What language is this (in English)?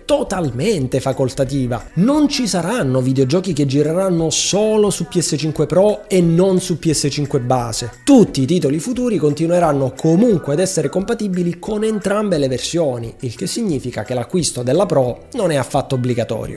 Italian